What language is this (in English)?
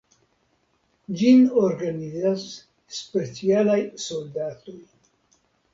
Esperanto